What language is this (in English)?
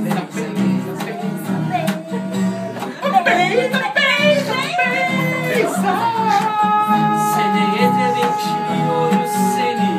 Ukrainian